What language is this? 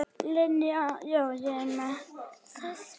Icelandic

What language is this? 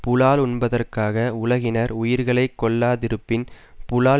Tamil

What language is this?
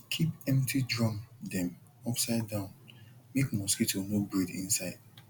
Nigerian Pidgin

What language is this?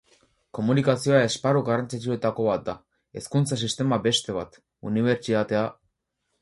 Basque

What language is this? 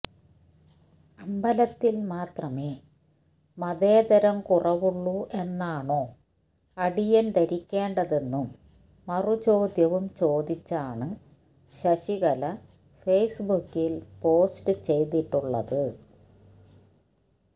Malayalam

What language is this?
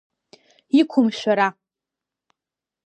Abkhazian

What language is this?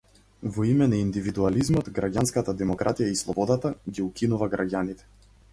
Macedonian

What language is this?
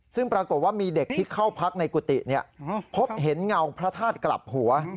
Thai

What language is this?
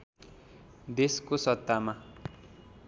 Nepali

